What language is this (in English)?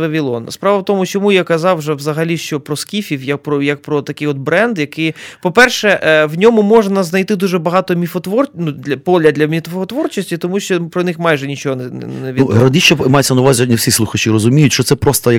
Ukrainian